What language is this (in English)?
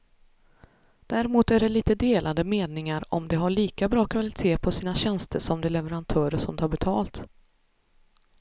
Swedish